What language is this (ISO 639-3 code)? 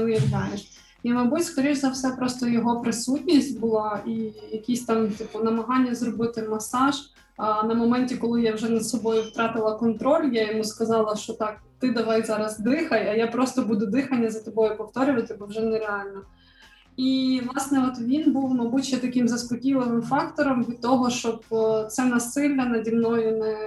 ukr